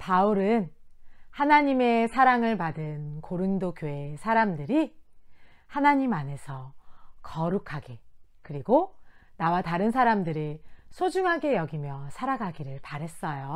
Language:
Korean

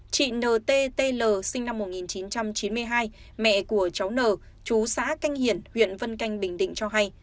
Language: Vietnamese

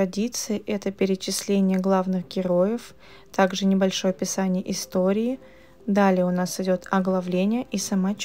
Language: Russian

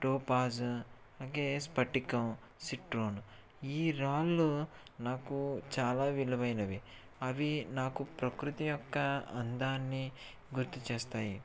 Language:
Telugu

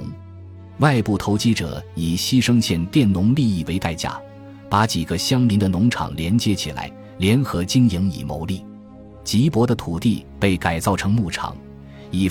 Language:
Chinese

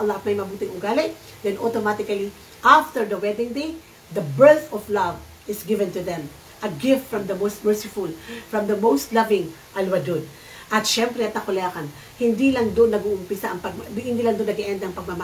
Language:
Filipino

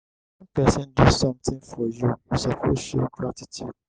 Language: Nigerian Pidgin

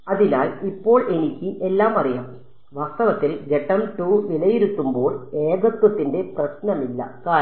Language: Malayalam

